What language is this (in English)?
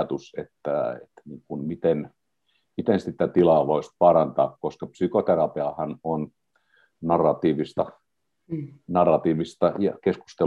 Finnish